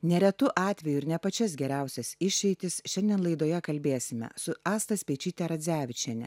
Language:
Lithuanian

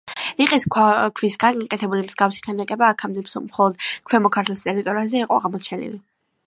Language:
Georgian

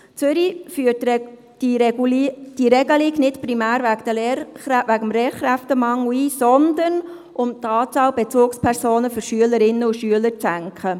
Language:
Swiss German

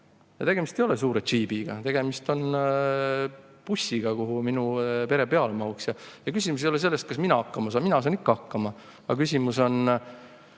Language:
Estonian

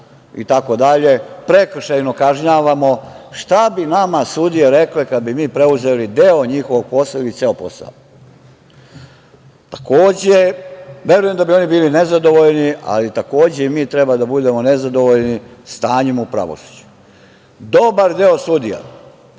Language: Serbian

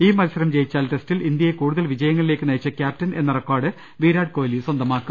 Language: Malayalam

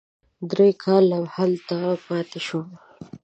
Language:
Pashto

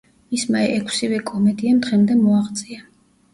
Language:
Georgian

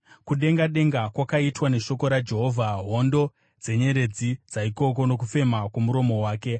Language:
Shona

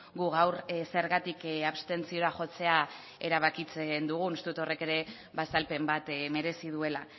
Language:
Basque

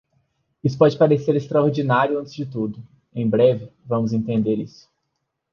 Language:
Portuguese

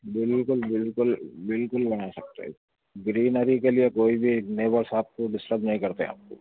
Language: Urdu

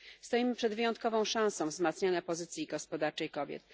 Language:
Polish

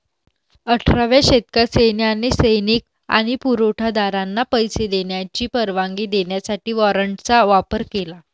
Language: Marathi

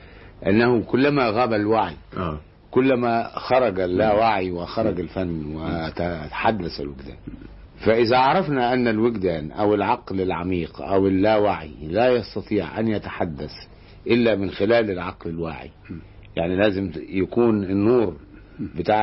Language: Arabic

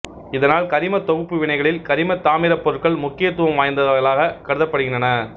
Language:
Tamil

